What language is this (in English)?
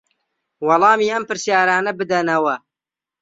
Central Kurdish